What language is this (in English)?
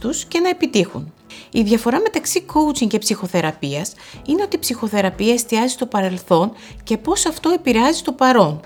Greek